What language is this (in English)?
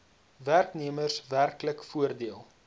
Afrikaans